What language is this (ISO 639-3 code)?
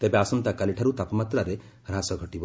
ori